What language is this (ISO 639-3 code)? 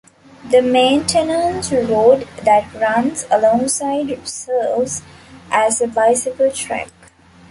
eng